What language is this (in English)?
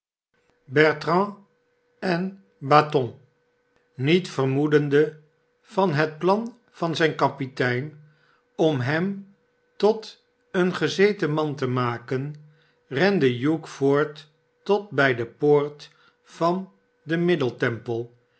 Dutch